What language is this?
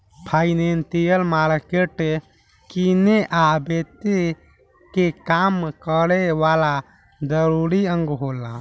Bhojpuri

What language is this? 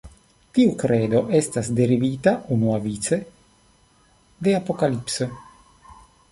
Esperanto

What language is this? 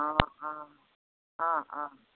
Assamese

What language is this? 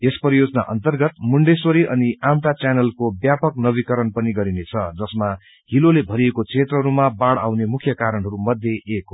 Nepali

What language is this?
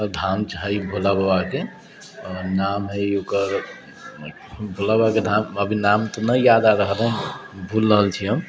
Maithili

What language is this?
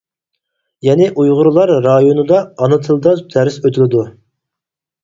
Uyghur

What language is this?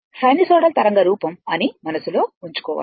Telugu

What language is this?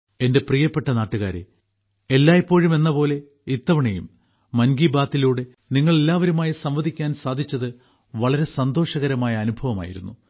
Malayalam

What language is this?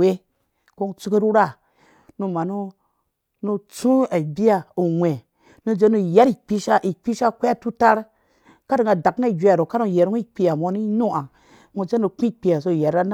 Dũya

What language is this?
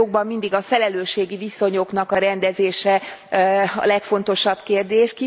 Hungarian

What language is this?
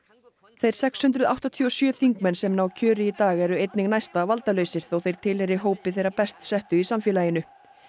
Icelandic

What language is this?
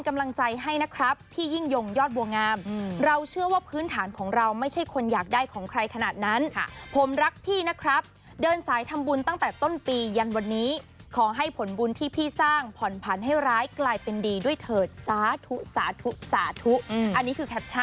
Thai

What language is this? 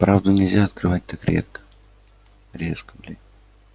Russian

